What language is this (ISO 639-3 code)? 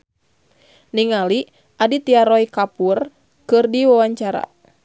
sun